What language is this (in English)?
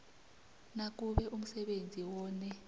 South Ndebele